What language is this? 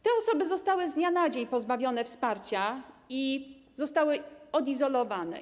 Polish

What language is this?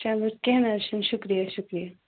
Kashmiri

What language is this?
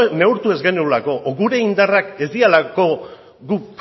Basque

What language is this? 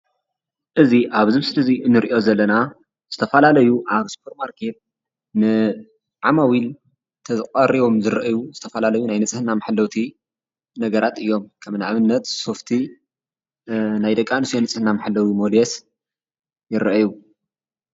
Tigrinya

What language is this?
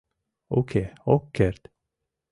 Mari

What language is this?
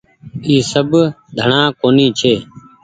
Goaria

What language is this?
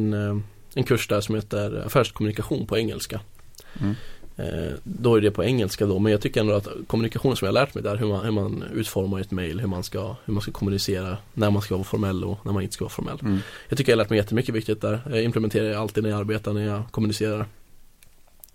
Swedish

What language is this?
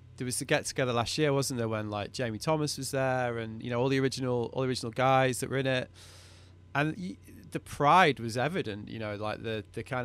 English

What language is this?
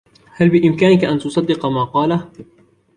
Arabic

